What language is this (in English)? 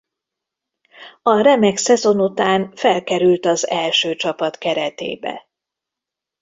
Hungarian